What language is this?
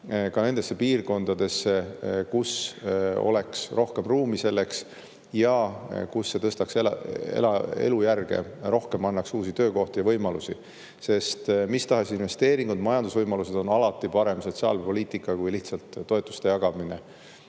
Estonian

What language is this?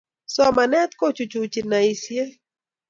Kalenjin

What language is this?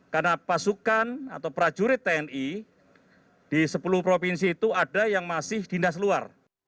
Indonesian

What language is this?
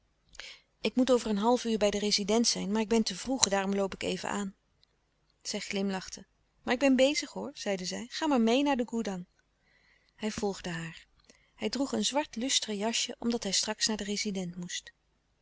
Dutch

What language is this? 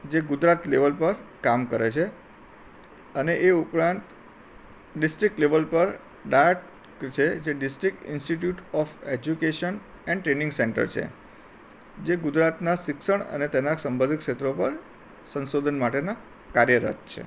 Gujarati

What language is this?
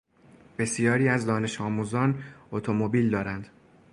Persian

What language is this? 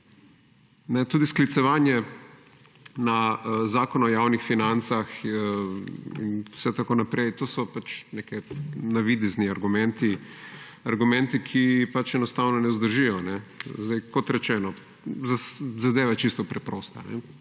Slovenian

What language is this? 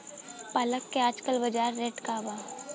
Bhojpuri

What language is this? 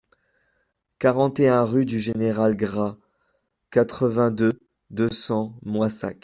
French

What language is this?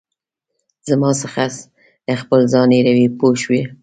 Pashto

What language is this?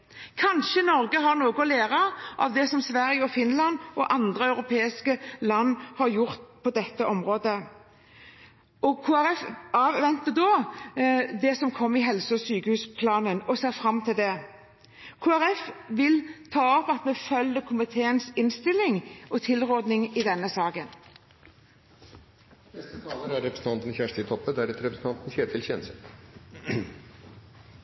Norwegian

